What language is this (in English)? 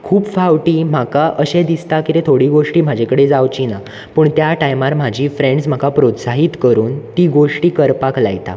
Konkani